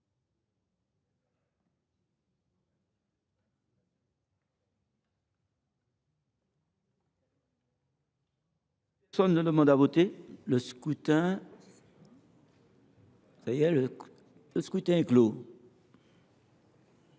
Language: French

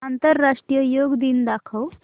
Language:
Marathi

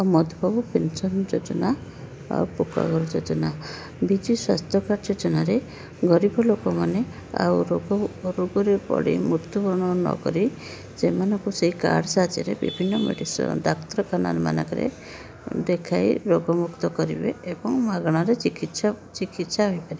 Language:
Odia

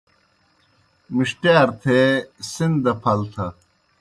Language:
Kohistani Shina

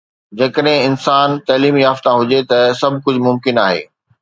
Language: Sindhi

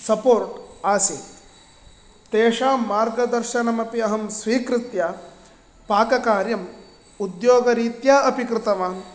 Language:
Sanskrit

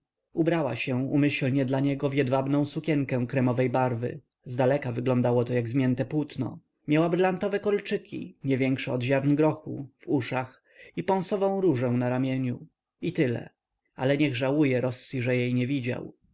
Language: Polish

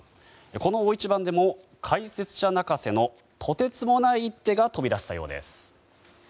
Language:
Japanese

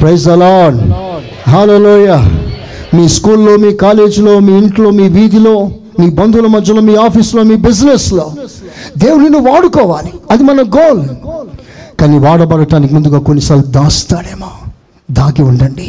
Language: Telugu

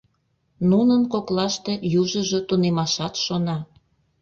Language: Mari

